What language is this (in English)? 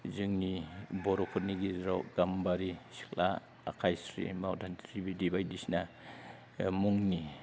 Bodo